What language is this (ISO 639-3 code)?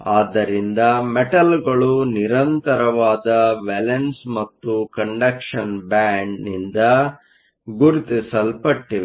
kan